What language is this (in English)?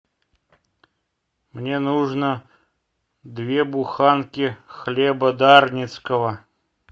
Russian